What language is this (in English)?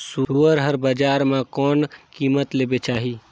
Chhattisgarhi